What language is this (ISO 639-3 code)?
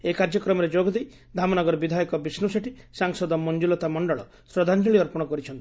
ori